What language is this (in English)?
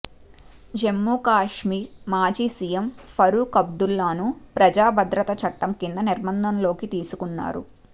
Telugu